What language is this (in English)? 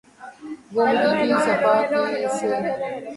Urdu